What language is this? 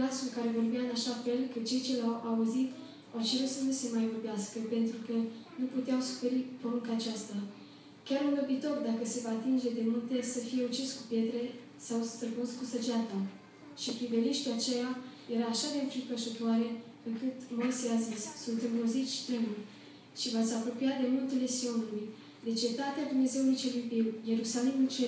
Romanian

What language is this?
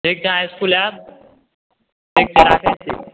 Maithili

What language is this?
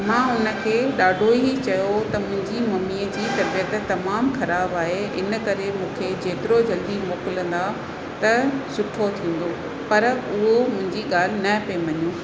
Sindhi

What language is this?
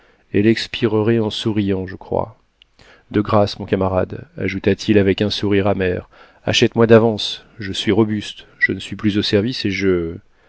French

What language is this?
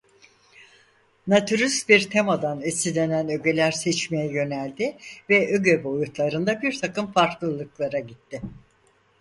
Turkish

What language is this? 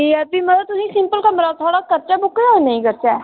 Dogri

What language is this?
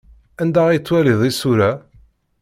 Kabyle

